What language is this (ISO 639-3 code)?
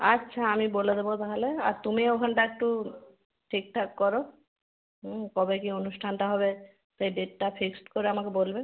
ben